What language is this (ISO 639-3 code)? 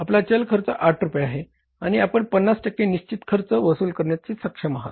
mar